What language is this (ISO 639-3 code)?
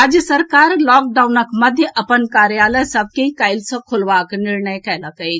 mai